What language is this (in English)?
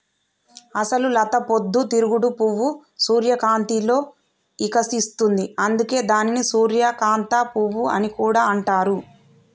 Telugu